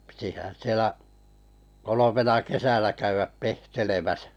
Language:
Finnish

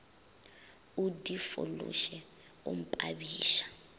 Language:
Northern Sotho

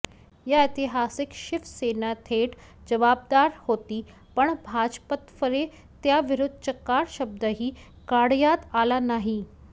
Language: Marathi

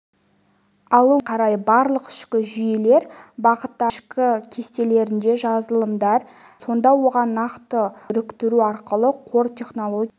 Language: Kazakh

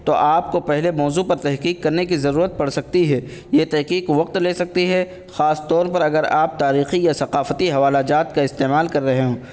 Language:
Urdu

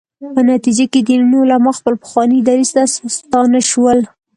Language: Pashto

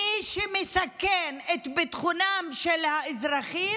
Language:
Hebrew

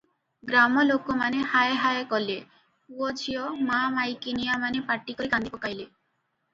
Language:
Odia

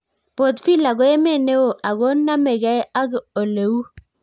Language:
Kalenjin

